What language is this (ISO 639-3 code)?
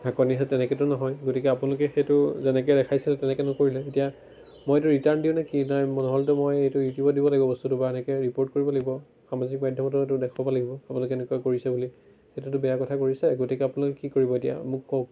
asm